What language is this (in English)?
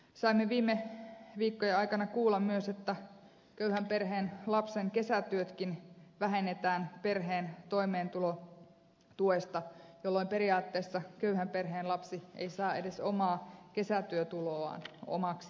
Finnish